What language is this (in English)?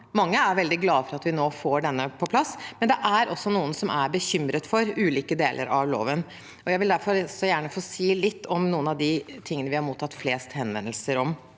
Norwegian